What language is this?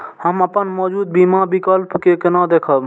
Maithili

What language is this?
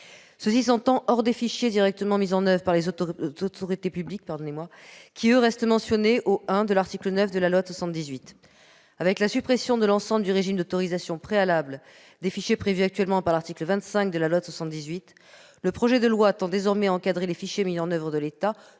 French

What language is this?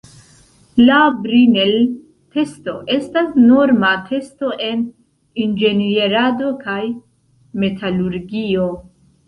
Esperanto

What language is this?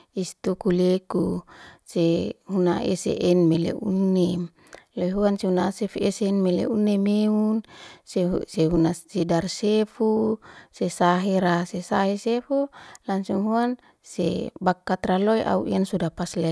Liana-Seti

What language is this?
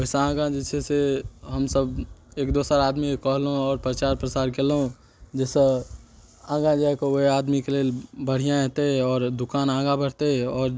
Maithili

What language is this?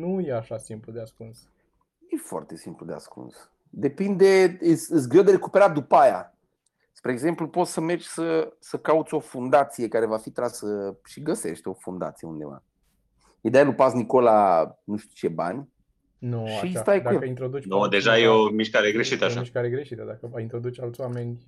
Romanian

